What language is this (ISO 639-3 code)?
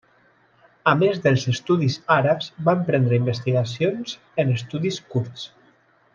cat